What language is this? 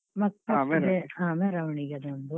Kannada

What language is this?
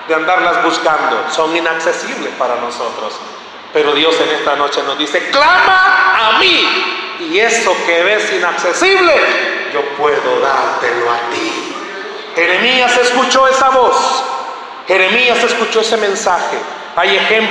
Spanish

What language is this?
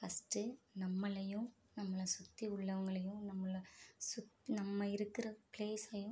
Tamil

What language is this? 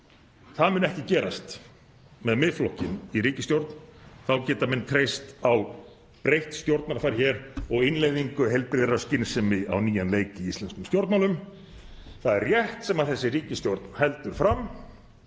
Icelandic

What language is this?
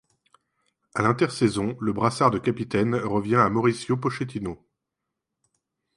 French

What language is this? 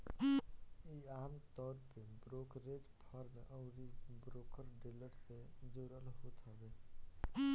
Bhojpuri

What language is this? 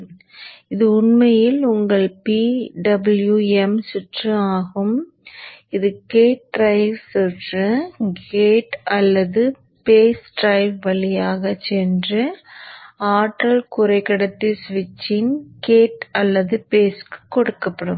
Tamil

